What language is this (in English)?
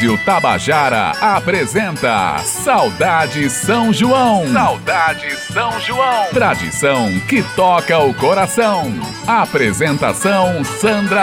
Portuguese